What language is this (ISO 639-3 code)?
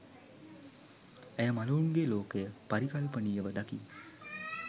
sin